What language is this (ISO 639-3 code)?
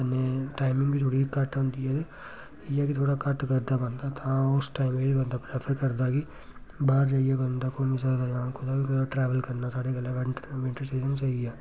doi